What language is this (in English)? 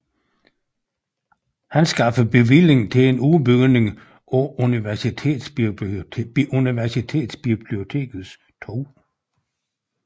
Danish